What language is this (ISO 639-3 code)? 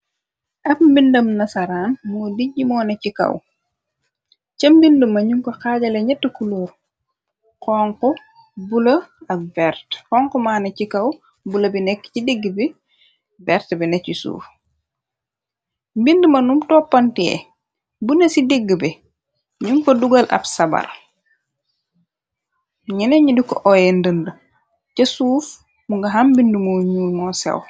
wol